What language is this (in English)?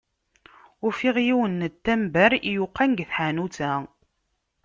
Kabyle